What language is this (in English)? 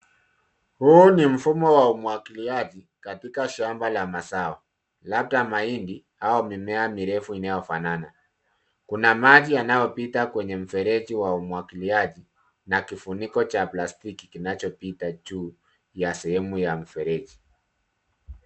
Swahili